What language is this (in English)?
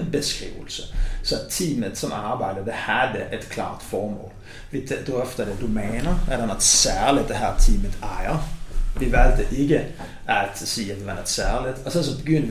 Danish